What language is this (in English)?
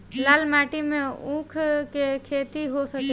Bhojpuri